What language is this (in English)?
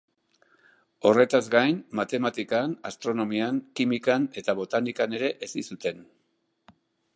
Basque